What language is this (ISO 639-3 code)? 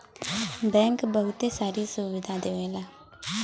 bho